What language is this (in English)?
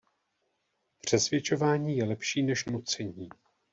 Czech